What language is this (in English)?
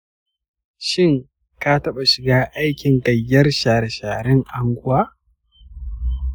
Hausa